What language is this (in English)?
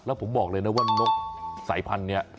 Thai